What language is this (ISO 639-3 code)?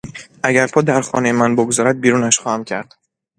fas